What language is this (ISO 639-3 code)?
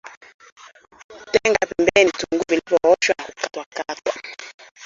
swa